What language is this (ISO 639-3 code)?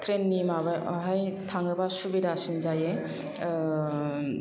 brx